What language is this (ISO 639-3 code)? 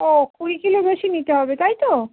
ben